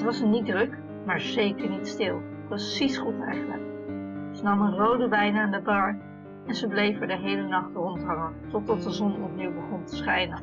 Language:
Dutch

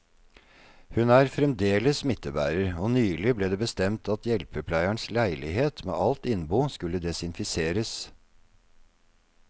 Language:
Norwegian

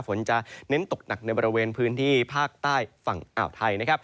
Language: Thai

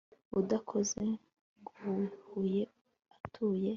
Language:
Kinyarwanda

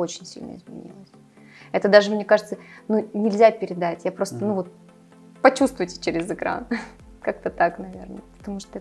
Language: Russian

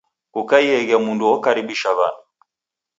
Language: Taita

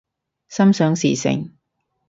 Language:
Cantonese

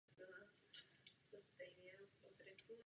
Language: Czech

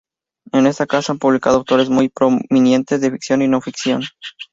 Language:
Spanish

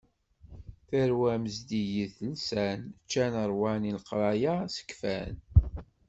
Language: Kabyle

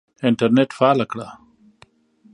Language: Pashto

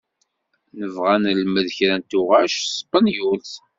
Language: Kabyle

